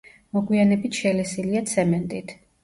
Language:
Georgian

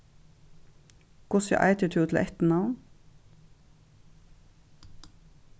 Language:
Faroese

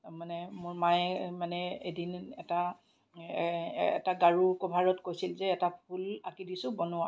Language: Assamese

